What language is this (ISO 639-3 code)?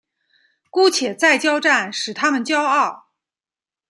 zho